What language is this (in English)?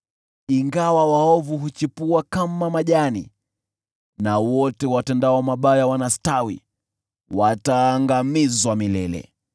Swahili